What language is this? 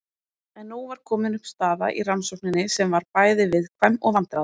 Icelandic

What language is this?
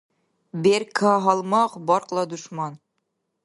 Dargwa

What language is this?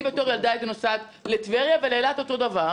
Hebrew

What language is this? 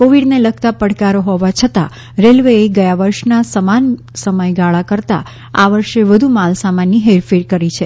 Gujarati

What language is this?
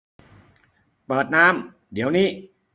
Thai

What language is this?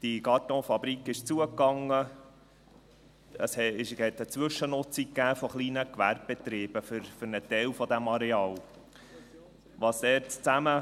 Swiss German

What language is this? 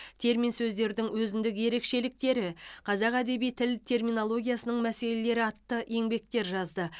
Kazakh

